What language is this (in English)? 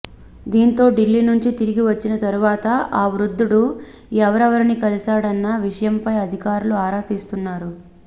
Telugu